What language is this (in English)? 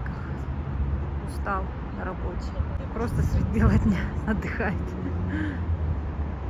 Russian